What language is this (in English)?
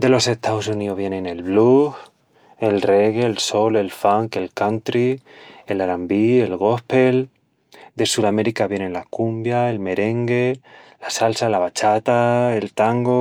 Extremaduran